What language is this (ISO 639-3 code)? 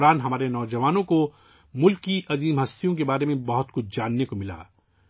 urd